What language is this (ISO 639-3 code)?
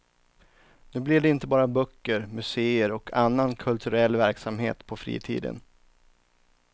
swe